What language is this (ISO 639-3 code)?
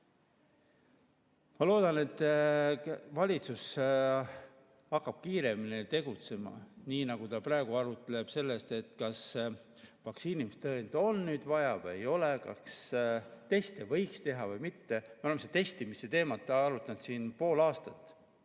est